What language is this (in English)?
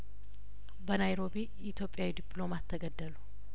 Amharic